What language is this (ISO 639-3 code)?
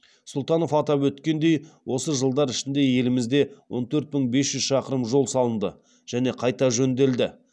kaz